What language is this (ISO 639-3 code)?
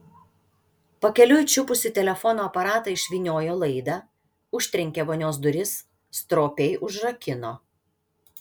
lit